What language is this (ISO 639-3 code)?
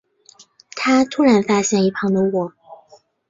zho